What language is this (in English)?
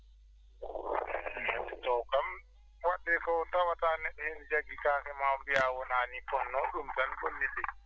Fula